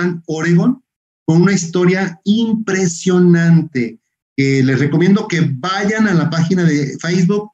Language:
Spanish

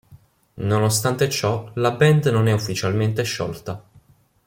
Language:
Italian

